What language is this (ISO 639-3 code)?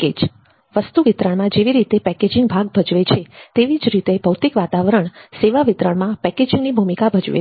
guj